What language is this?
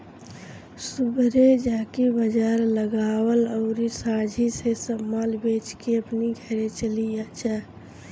Bhojpuri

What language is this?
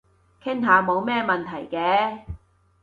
Cantonese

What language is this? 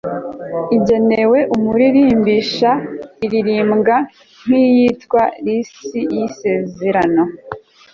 Kinyarwanda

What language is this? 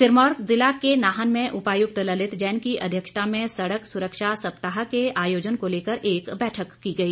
Hindi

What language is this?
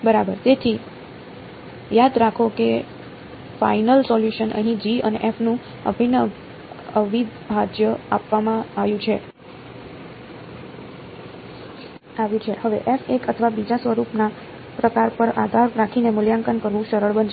Gujarati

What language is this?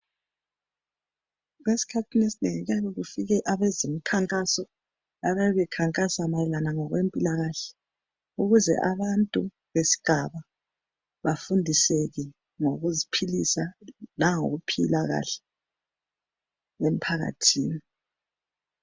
North Ndebele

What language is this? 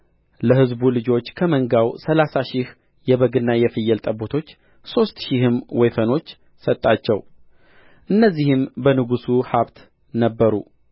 Amharic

